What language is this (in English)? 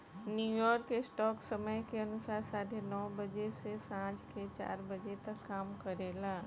Bhojpuri